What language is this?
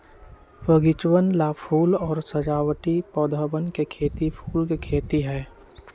Magahi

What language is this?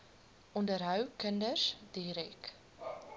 Afrikaans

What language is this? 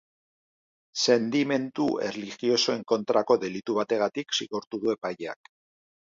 Basque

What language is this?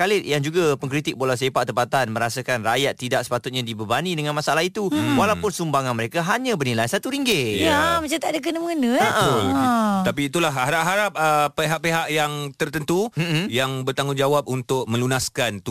Malay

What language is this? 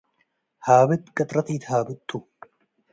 Tigre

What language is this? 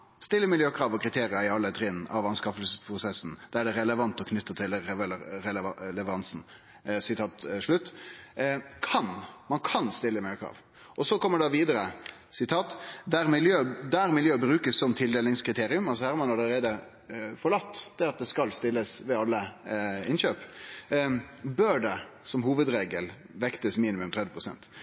Norwegian Nynorsk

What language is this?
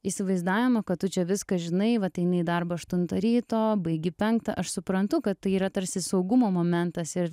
Lithuanian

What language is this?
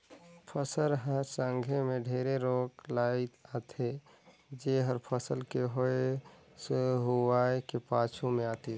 Chhattisgarhi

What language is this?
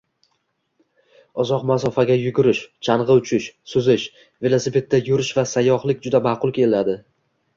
Uzbek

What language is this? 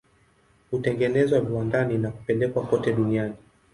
Swahili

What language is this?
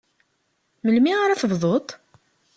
Kabyle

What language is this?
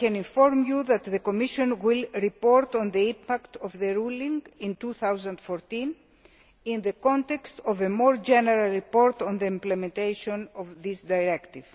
English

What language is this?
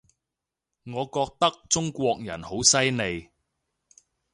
Cantonese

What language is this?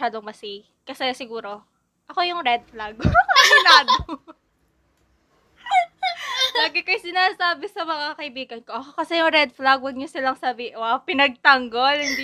Filipino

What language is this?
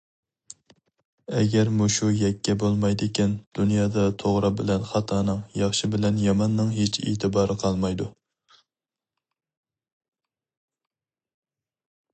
Uyghur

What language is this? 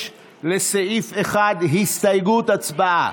Hebrew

